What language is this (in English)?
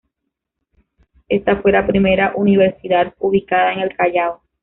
Spanish